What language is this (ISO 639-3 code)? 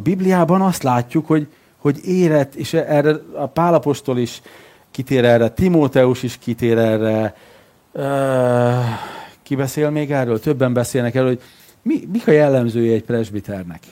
hun